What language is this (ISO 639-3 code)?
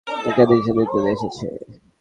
ben